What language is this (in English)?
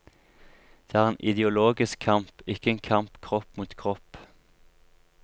Norwegian